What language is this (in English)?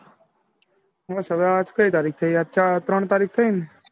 Gujarati